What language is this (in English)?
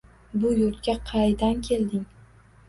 Uzbek